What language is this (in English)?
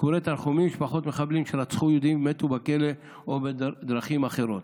Hebrew